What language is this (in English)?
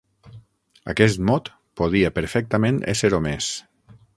Catalan